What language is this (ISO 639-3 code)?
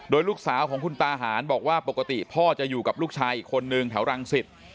tha